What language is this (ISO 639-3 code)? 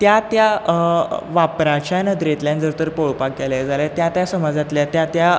kok